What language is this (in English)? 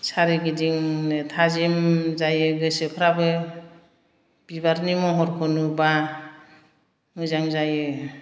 Bodo